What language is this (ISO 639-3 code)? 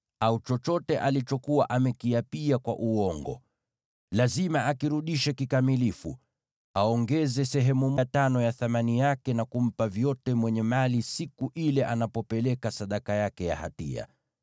swa